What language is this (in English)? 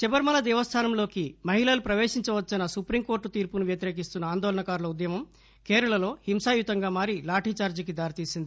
Telugu